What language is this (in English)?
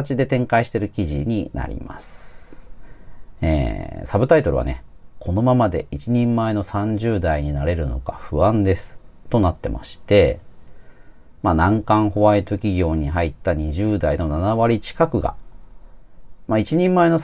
Japanese